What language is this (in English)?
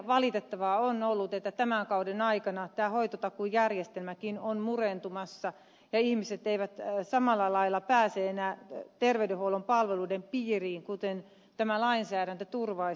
Finnish